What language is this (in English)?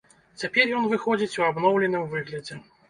Belarusian